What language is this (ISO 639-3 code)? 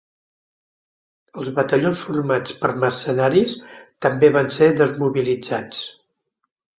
cat